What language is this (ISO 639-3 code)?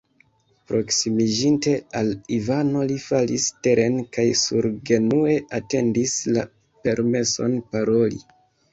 epo